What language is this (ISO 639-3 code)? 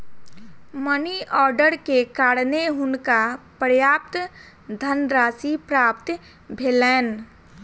mai